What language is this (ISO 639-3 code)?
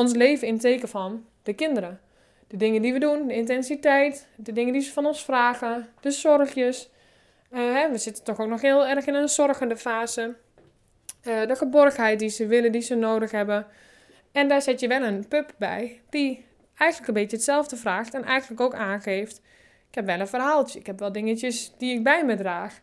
nld